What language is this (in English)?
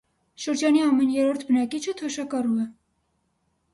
Armenian